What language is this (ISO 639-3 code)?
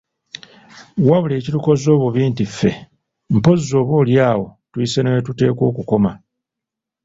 lug